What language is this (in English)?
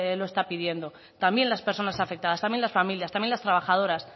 Spanish